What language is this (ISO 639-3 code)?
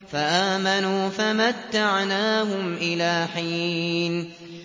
ara